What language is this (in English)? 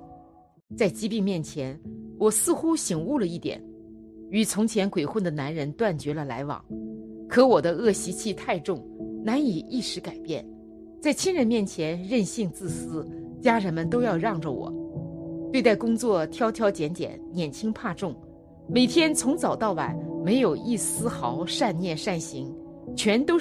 Chinese